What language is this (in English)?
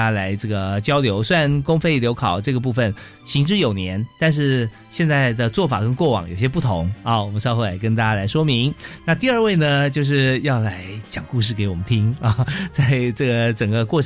Chinese